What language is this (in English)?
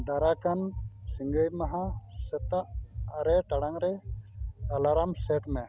Santali